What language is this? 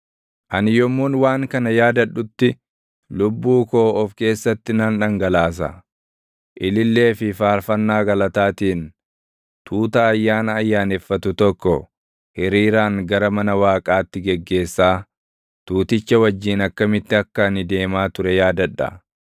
Oromo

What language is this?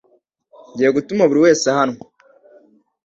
Kinyarwanda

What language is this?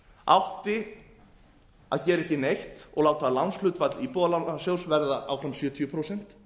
Icelandic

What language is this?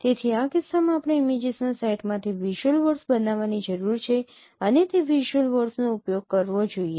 Gujarati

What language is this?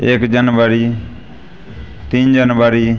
Maithili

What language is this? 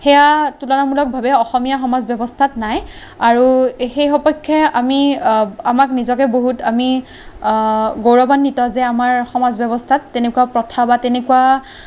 Assamese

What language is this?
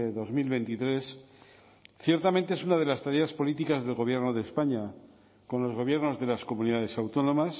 Spanish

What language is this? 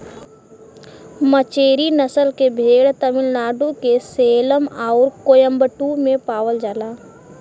Bhojpuri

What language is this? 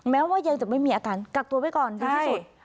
Thai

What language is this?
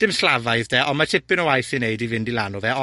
Welsh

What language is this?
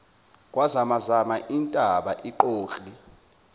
Zulu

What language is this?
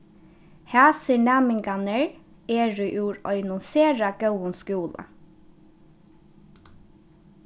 Faroese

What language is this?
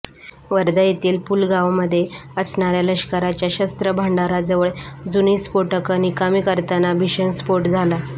Marathi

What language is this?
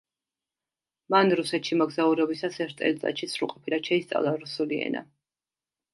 Georgian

